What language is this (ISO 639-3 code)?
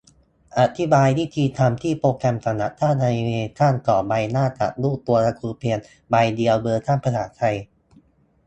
tha